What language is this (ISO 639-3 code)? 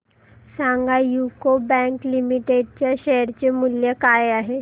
mar